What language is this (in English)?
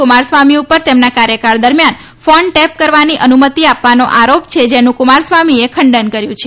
Gujarati